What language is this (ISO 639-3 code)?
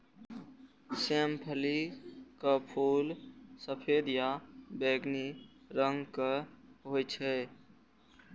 mai